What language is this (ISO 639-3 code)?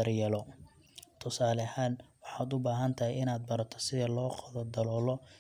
som